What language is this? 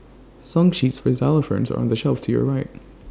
English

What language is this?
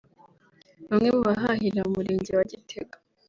Kinyarwanda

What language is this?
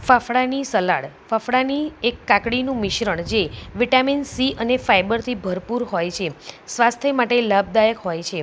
Gujarati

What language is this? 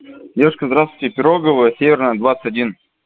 Russian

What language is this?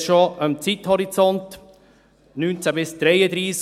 Swiss German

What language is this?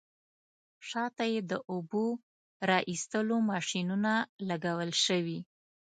Pashto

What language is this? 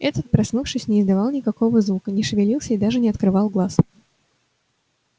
Russian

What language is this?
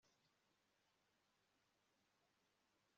Kinyarwanda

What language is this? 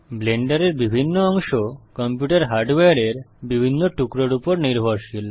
Bangla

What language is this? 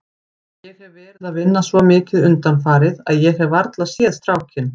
Icelandic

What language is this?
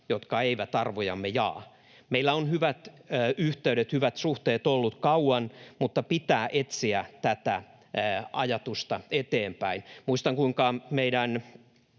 Finnish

